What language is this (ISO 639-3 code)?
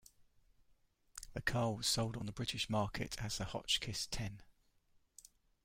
eng